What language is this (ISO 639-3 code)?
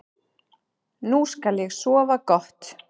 isl